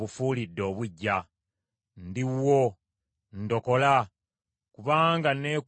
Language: Ganda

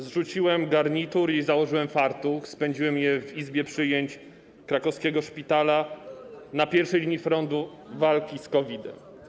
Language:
Polish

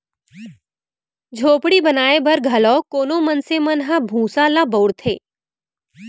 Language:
Chhattisgarhi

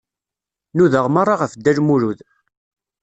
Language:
Kabyle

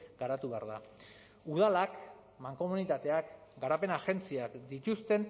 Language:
Basque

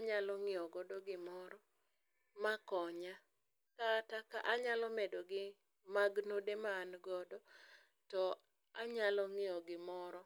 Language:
Luo (Kenya and Tanzania)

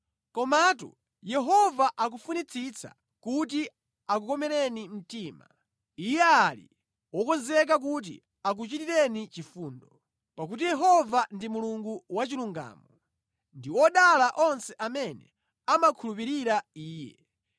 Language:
Nyanja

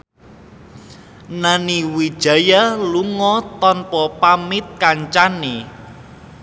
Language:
Javanese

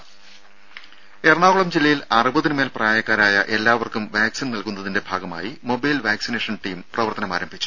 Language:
Malayalam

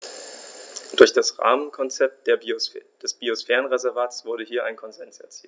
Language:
German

